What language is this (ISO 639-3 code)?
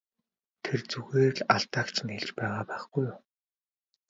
mon